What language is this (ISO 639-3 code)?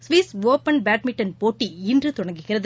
tam